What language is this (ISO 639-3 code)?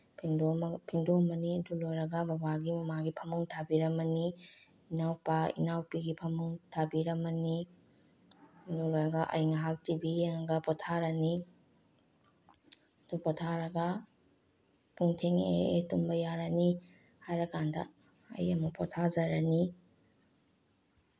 mni